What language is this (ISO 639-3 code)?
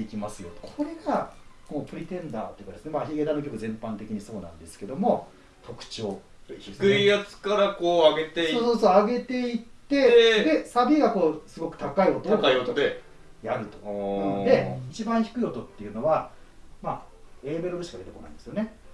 jpn